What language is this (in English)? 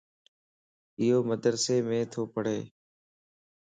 Lasi